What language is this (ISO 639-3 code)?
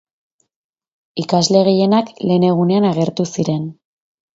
eus